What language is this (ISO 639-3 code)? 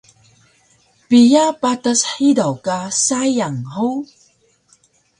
trv